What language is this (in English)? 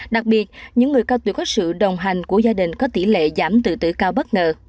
Vietnamese